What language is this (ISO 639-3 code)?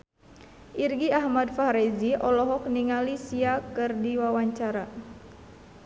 sun